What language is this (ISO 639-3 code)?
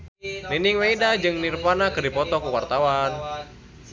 sun